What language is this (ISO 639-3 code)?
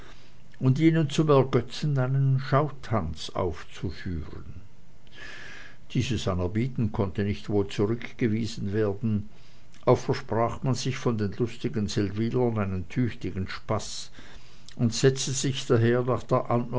deu